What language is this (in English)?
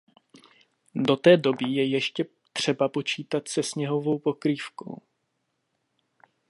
Czech